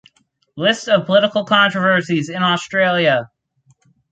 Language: English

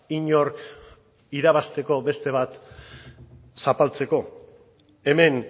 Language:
Basque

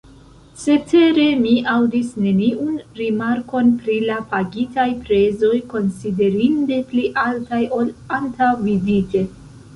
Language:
Esperanto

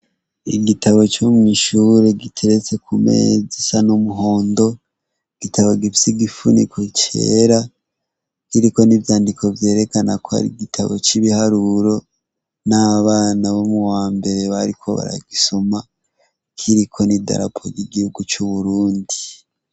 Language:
Rundi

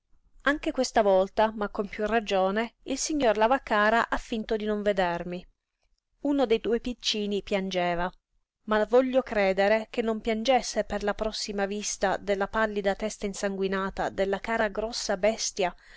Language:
Italian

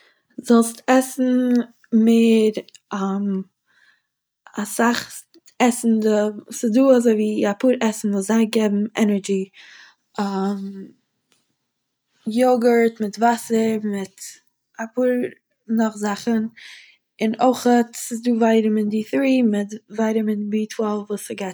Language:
Yiddish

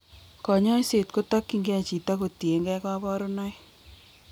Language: Kalenjin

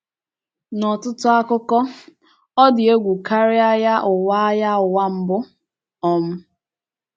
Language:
Igbo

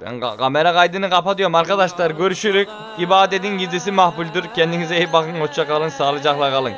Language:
Turkish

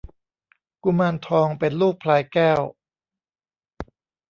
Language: Thai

